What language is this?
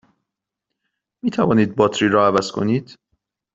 Persian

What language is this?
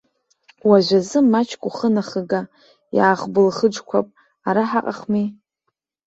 Abkhazian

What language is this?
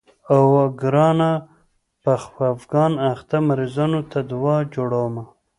Pashto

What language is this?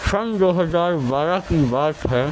Urdu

